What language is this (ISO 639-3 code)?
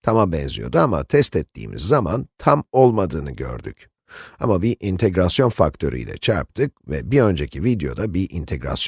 tur